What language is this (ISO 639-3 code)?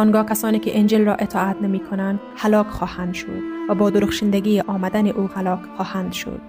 fas